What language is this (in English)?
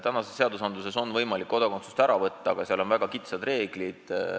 Estonian